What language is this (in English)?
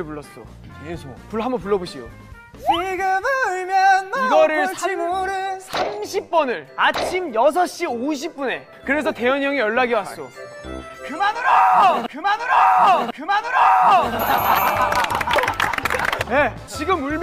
Korean